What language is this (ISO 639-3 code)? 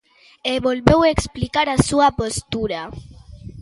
glg